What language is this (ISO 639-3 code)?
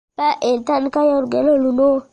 lug